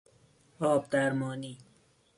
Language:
Persian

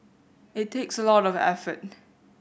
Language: English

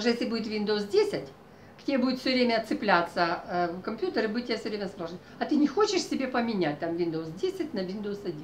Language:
Russian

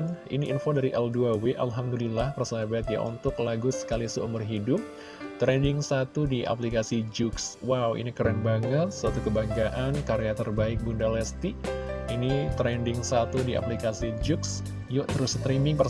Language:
Indonesian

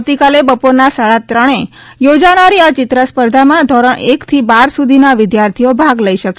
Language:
Gujarati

